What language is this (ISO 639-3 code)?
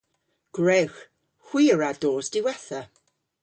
cor